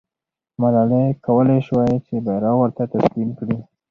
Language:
Pashto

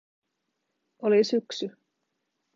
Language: Finnish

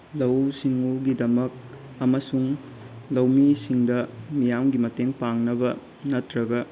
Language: Manipuri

